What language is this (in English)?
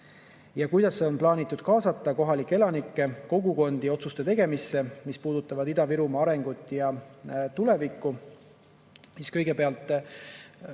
Estonian